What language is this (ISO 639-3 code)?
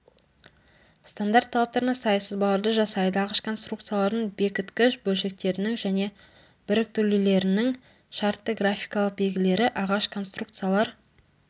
kaz